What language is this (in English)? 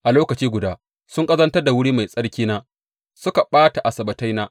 Hausa